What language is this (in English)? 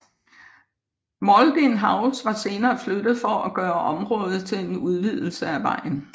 Danish